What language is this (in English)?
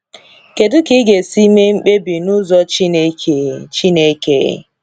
Igbo